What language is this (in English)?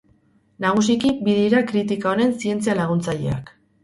Basque